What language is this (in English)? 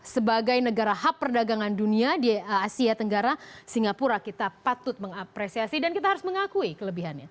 Indonesian